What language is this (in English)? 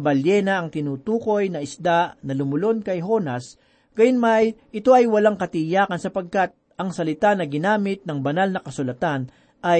Filipino